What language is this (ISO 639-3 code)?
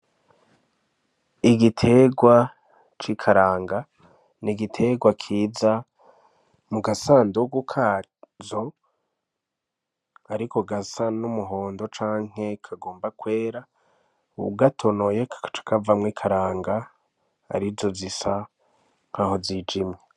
run